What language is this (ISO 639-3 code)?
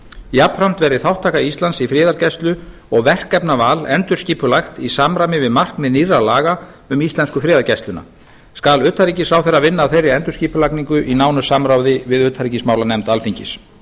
isl